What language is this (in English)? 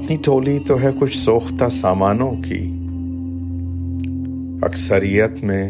Urdu